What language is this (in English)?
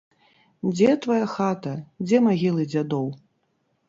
Belarusian